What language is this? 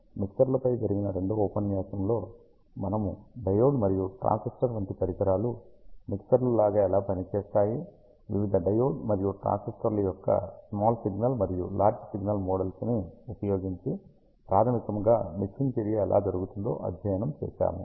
Telugu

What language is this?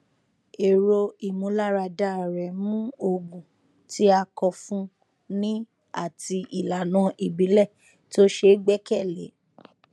Yoruba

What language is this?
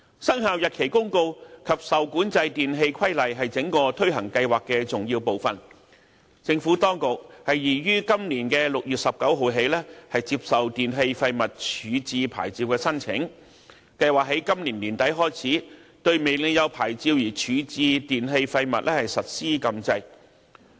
Cantonese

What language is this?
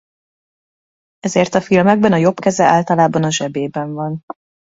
Hungarian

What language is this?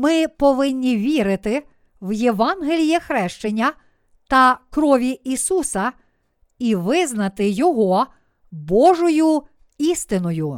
Ukrainian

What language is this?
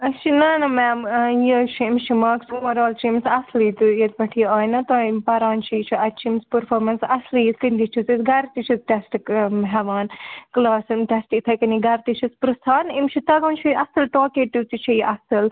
Kashmiri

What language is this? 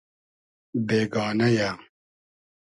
Hazaragi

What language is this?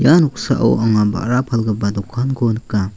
Garo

